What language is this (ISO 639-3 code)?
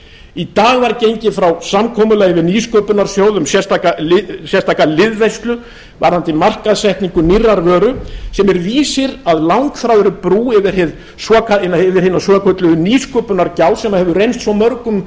isl